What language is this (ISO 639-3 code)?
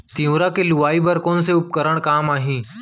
hne